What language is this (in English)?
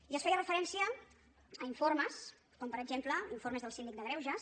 Catalan